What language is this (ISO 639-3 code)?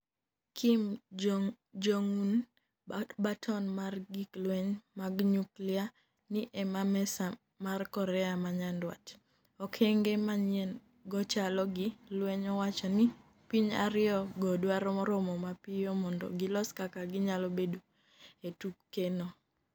luo